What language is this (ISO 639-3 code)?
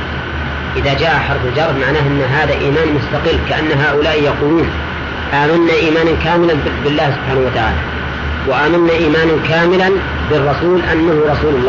ara